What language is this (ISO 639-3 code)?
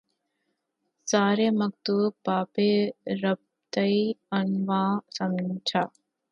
urd